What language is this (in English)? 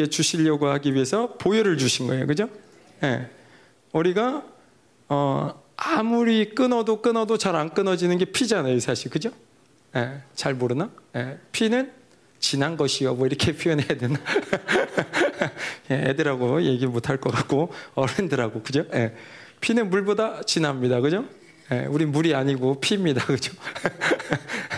Korean